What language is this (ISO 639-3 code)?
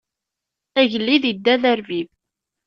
kab